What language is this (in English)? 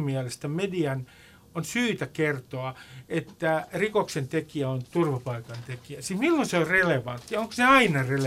Finnish